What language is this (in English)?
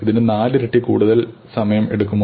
Malayalam